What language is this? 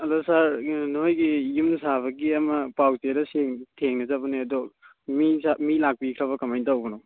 Manipuri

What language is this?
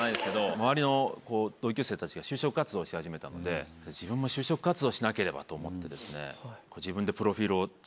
Japanese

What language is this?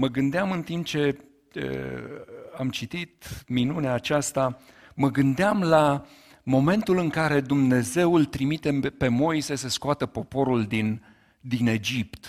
Romanian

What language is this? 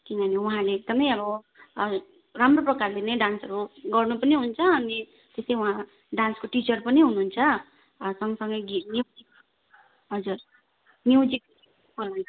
Nepali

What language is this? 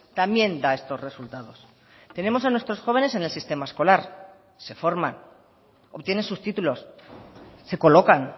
Spanish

